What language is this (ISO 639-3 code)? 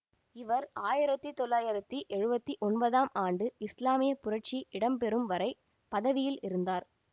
tam